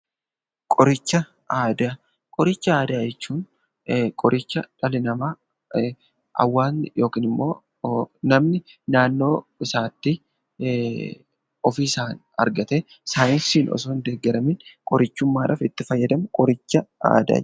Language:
Oromo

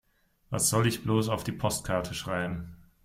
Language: German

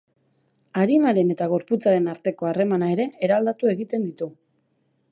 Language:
Basque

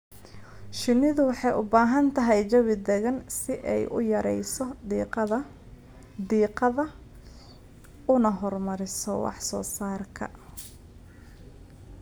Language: Somali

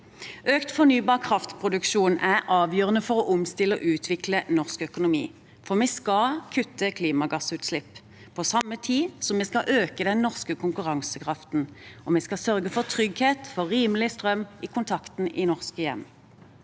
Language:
Norwegian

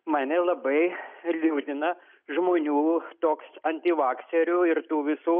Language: Lithuanian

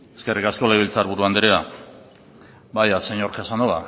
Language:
Basque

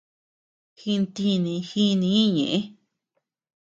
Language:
Tepeuxila Cuicatec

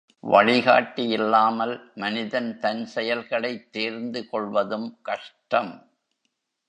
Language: Tamil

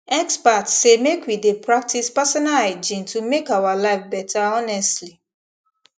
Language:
Nigerian Pidgin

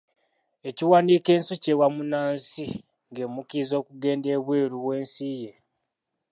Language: Ganda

